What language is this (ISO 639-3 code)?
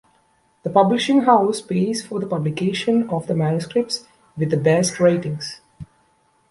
eng